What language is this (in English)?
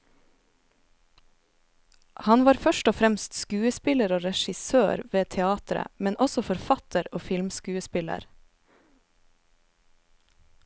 Norwegian